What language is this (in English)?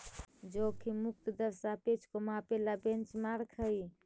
Magahi